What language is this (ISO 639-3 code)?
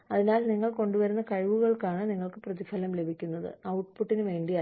mal